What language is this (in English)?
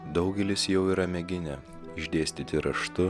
Lithuanian